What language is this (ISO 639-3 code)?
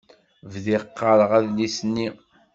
kab